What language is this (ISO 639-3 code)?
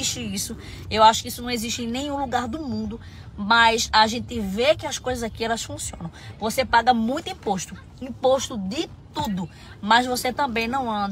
por